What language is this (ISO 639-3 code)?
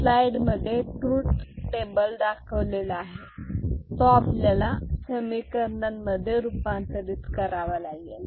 mar